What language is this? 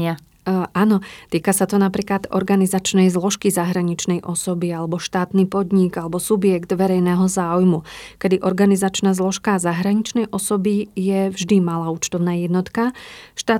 Slovak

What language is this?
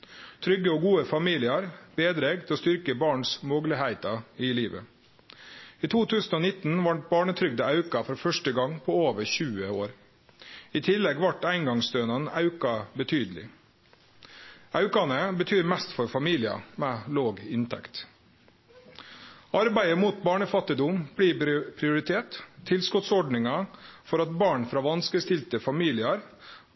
Norwegian Nynorsk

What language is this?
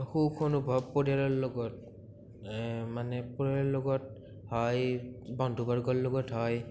Assamese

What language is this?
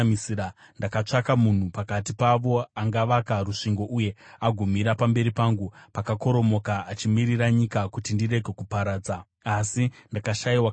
Shona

